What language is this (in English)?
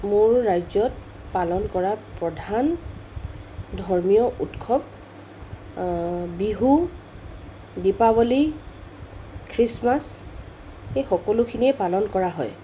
Assamese